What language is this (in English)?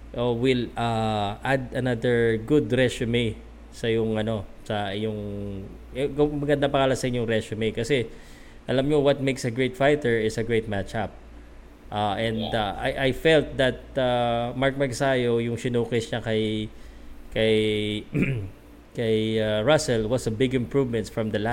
Filipino